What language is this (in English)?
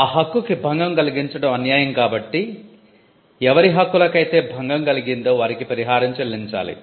Telugu